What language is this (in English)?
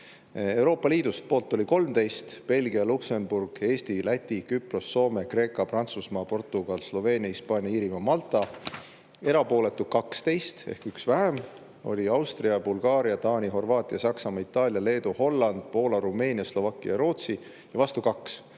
Estonian